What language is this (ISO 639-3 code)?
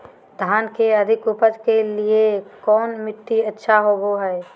mag